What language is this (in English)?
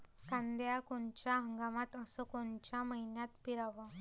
Marathi